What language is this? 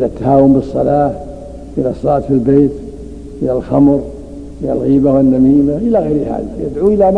Arabic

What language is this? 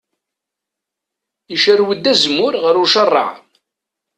Kabyle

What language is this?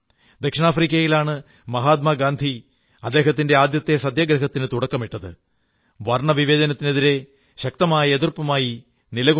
Malayalam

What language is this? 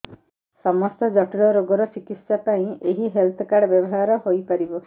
Odia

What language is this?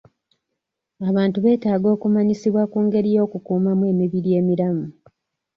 Ganda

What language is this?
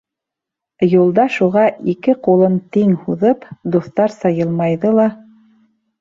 Bashkir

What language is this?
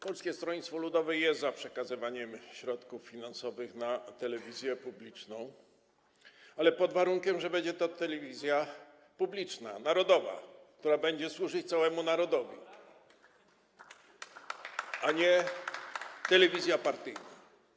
Polish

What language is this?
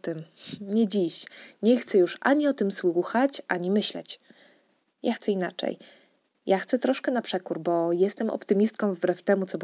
Polish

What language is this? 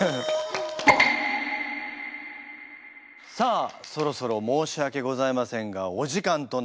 Japanese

